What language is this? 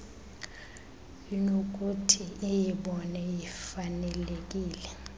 Xhosa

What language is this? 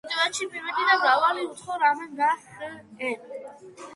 Georgian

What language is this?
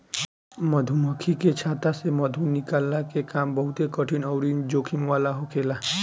Bhojpuri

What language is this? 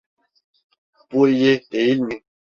Turkish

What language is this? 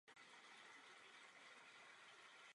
Czech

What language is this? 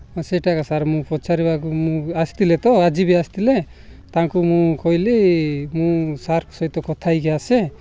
Odia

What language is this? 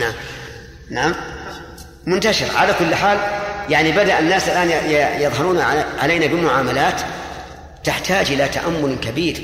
Arabic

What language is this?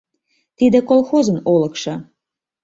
Mari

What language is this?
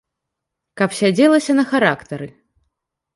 Belarusian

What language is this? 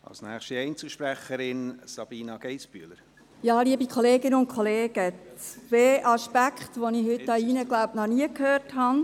Swiss German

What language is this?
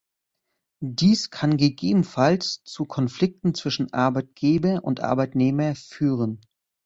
German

